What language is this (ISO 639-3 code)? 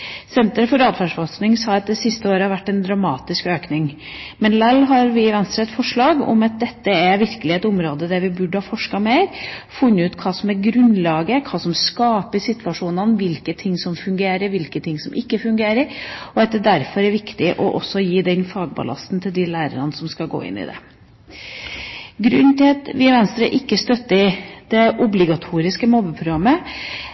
nob